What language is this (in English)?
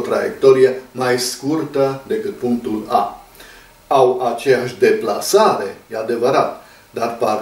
Romanian